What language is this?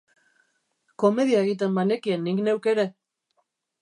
Basque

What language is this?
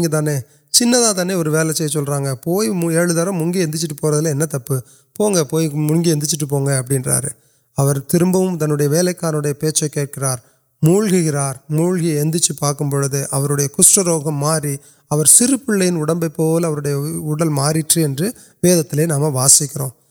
Urdu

